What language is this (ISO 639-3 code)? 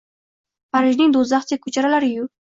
uzb